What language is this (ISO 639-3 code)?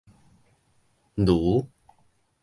nan